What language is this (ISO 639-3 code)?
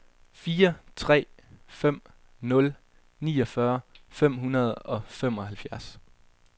dan